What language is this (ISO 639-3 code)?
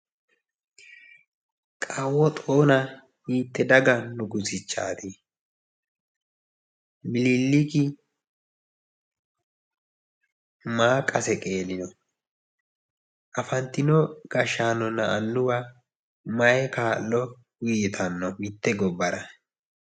sid